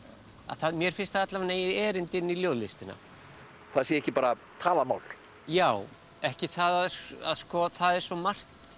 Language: Icelandic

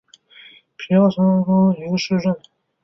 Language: Chinese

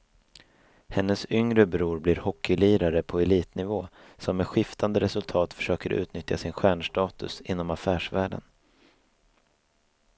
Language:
Swedish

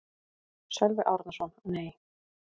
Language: Icelandic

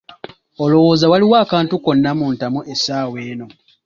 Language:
Ganda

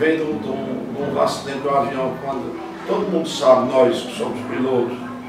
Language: Portuguese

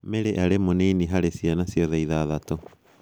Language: Kikuyu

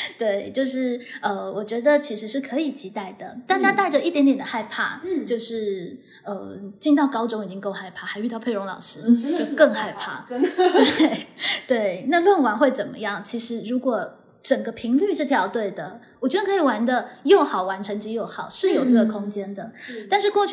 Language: Chinese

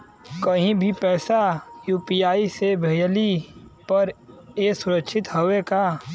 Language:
Bhojpuri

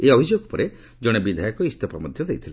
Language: Odia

